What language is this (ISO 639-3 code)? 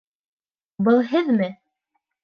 bak